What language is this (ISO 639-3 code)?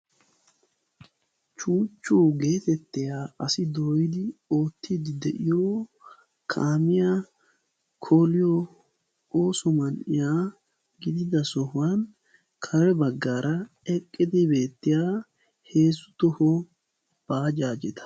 wal